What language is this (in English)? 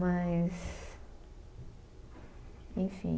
Portuguese